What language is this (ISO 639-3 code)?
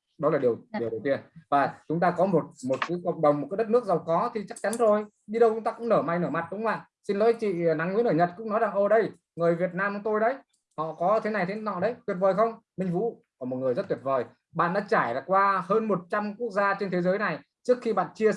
vie